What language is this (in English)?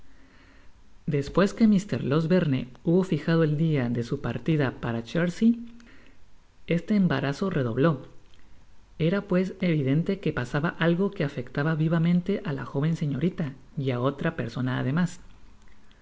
Spanish